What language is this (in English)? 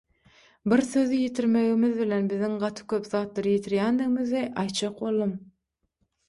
Turkmen